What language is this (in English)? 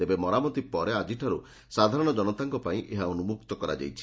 Odia